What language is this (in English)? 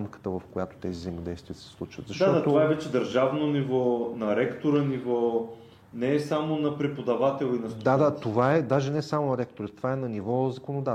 Bulgarian